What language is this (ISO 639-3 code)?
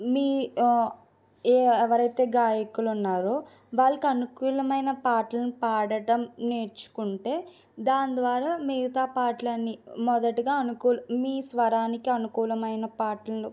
tel